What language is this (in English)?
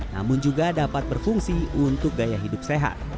Indonesian